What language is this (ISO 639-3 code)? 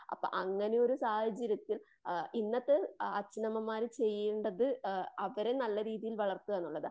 mal